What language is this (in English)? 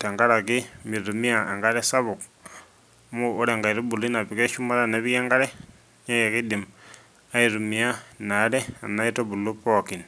Masai